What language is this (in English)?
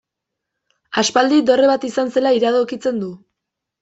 Basque